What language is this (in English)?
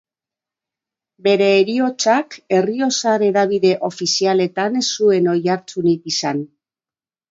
Basque